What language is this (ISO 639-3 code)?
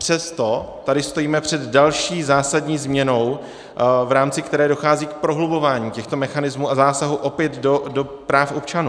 ces